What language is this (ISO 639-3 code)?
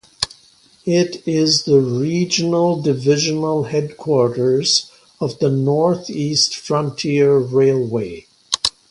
eng